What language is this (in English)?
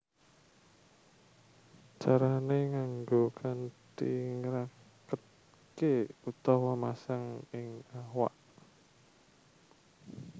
Javanese